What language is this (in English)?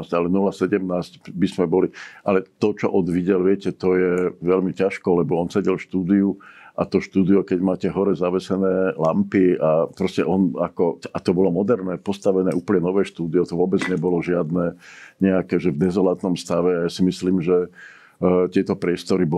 Czech